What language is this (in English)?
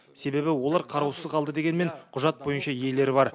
Kazakh